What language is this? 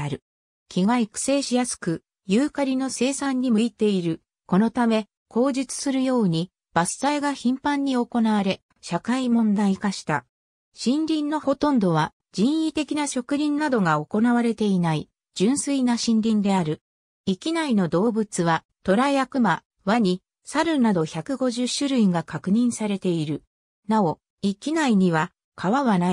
Japanese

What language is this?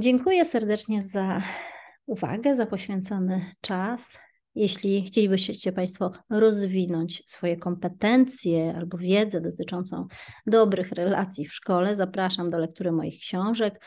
Polish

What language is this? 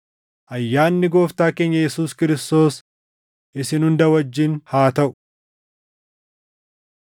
Oromo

